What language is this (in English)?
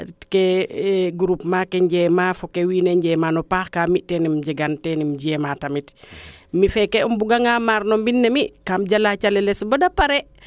Serer